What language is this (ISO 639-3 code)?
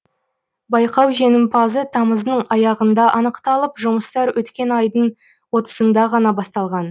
kaz